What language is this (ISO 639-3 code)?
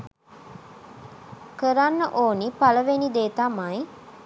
sin